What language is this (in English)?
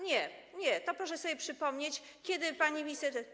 Polish